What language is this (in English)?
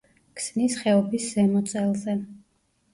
Georgian